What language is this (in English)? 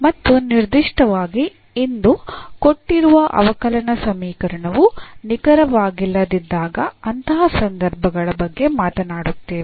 Kannada